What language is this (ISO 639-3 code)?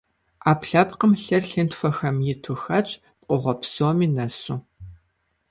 kbd